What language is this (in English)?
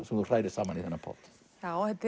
Icelandic